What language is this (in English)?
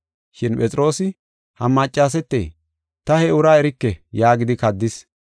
Gofa